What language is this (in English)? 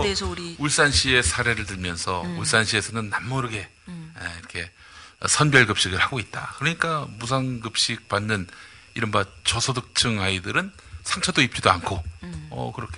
Korean